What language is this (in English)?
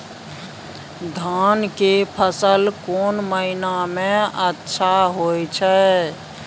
Maithili